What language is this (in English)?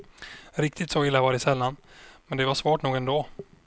Swedish